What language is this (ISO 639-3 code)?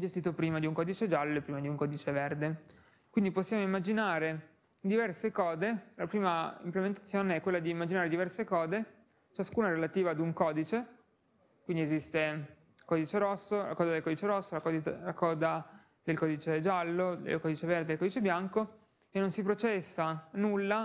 ita